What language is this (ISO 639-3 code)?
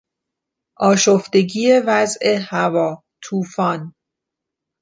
fas